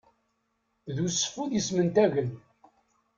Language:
Kabyle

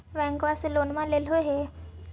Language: Magahi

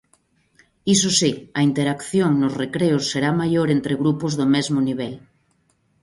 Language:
Galician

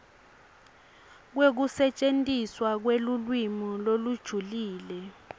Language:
Swati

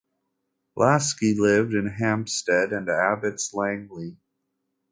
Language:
English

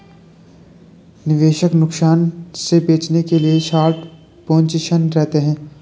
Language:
Hindi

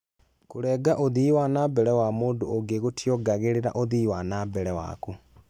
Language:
Kikuyu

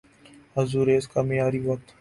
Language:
Urdu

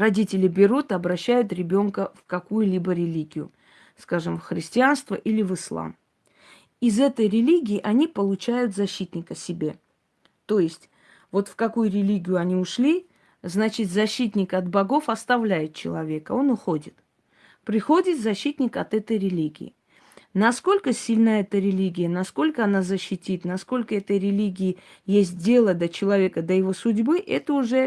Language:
Russian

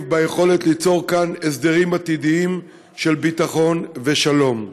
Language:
Hebrew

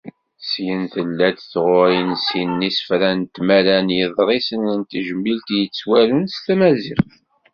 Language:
Kabyle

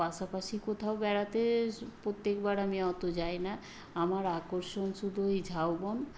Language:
Bangla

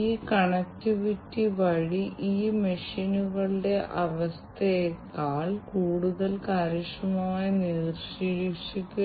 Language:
Malayalam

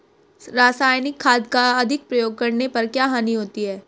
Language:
Hindi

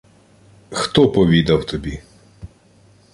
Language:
Ukrainian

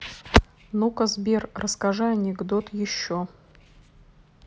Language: Russian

